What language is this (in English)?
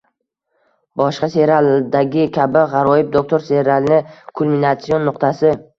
Uzbek